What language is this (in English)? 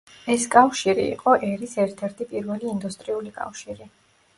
Georgian